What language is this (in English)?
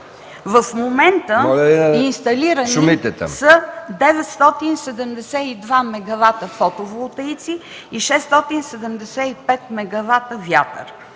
Bulgarian